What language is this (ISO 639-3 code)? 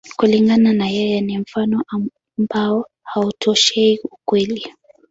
swa